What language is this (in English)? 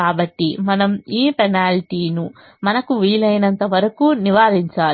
Telugu